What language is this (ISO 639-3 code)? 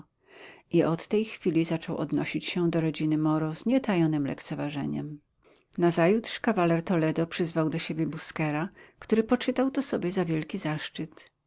pol